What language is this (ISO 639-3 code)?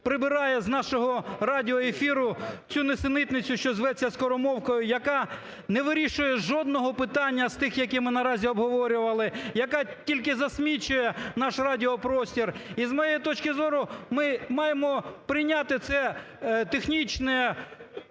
ukr